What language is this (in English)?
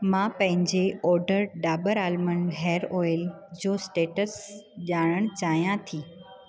Sindhi